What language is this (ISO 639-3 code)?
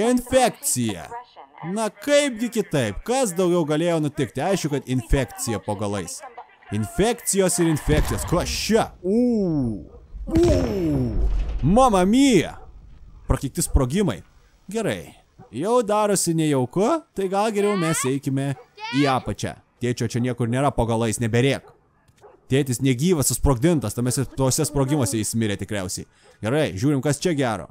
lit